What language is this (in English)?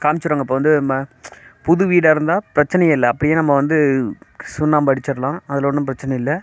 Tamil